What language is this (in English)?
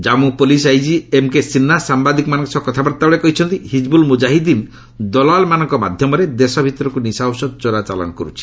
Odia